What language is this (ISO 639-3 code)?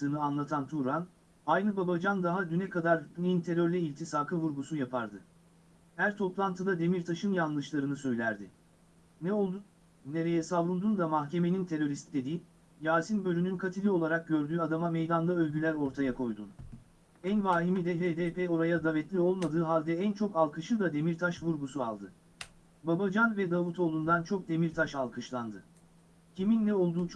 tur